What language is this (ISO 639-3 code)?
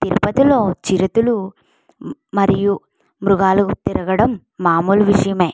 tel